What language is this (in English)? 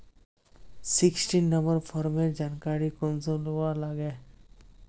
Magahi